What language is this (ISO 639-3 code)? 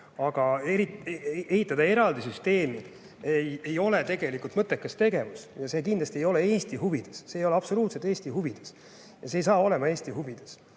est